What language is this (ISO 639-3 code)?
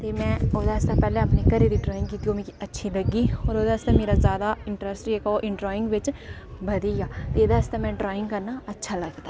doi